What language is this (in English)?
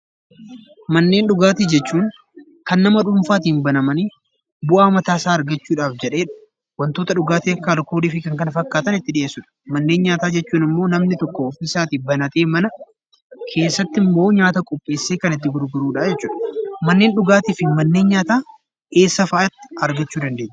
Oromo